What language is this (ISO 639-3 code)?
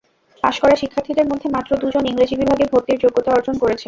ben